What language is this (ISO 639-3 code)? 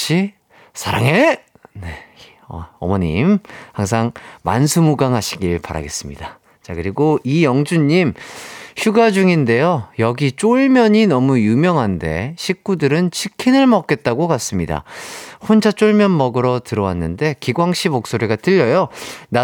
kor